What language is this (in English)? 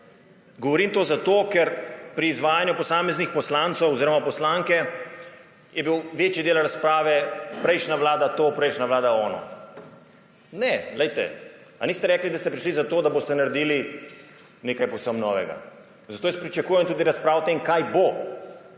Slovenian